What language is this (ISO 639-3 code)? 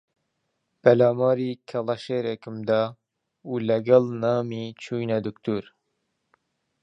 ckb